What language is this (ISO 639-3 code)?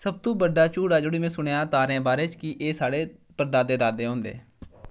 doi